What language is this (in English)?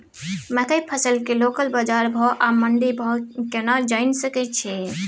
Maithili